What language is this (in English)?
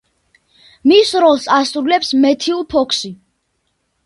Georgian